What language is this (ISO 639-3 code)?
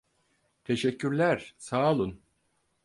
tur